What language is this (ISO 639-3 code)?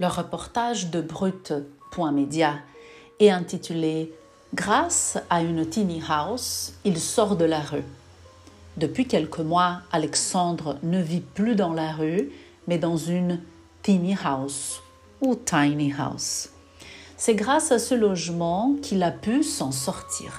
fra